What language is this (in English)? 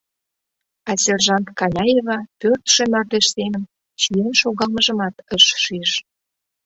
Mari